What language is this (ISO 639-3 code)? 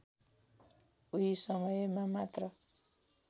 nep